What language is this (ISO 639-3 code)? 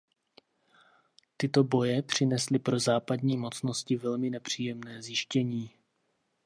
ces